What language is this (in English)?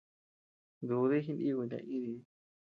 Tepeuxila Cuicatec